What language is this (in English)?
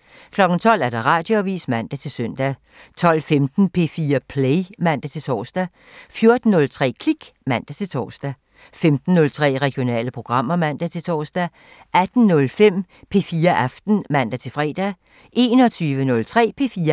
Danish